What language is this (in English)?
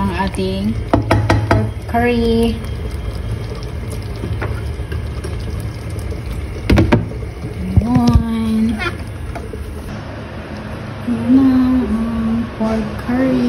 Filipino